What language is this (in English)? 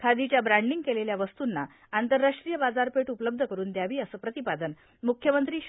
Marathi